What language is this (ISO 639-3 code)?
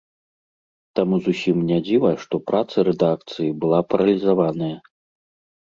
bel